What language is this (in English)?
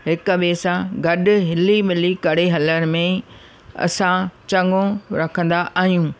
Sindhi